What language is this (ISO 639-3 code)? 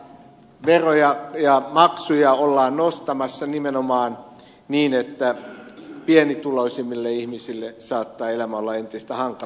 fin